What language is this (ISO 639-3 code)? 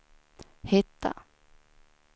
swe